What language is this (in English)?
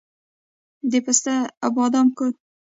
Pashto